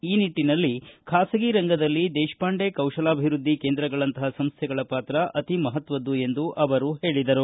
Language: Kannada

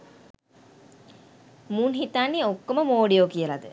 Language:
Sinhala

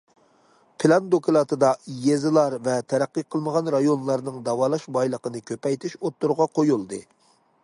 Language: Uyghur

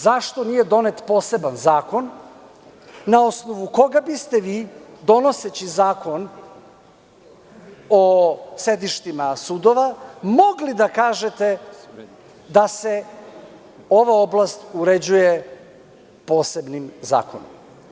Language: Serbian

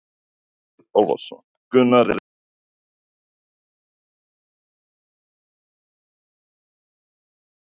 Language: Icelandic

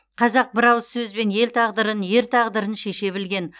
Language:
Kazakh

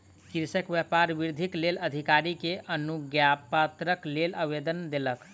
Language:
Maithili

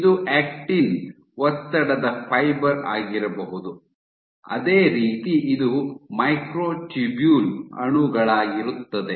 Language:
Kannada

